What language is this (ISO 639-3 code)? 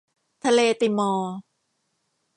tha